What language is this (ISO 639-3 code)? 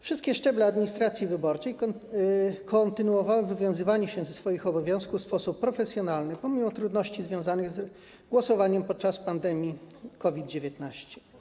pol